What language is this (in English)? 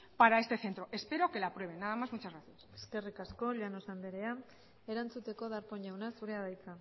Basque